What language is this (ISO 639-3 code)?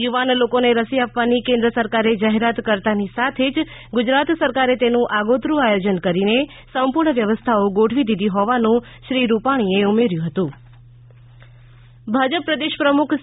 guj